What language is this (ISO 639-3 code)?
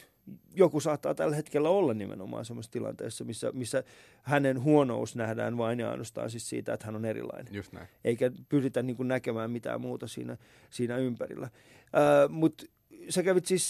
fin